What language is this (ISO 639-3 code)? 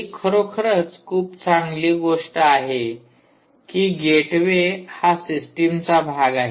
mar